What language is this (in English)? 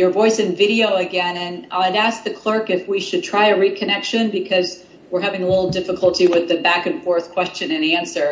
English